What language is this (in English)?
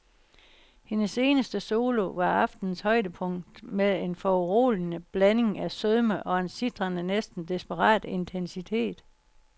Danish